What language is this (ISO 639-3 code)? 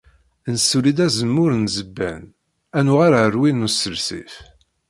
kab